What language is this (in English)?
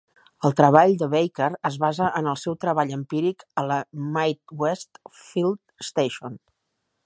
Catalan